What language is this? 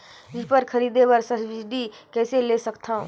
Chhattisgarhi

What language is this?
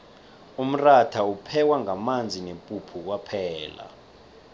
South Ndebele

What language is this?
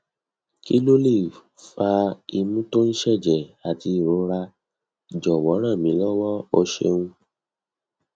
Yoruba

